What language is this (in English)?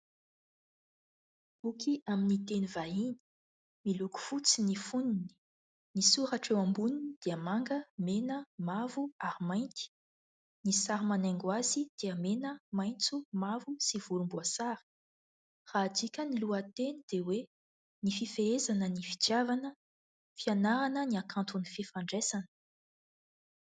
Malagasy